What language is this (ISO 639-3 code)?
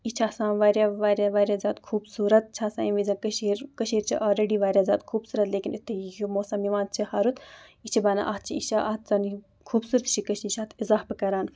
kas